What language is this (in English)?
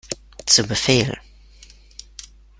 German